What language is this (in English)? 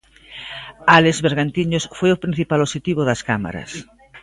Galician